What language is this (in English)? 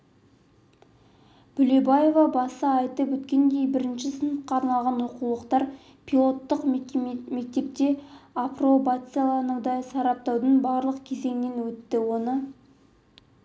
Kazakh